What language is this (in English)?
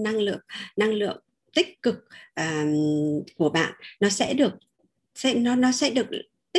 Vietnamese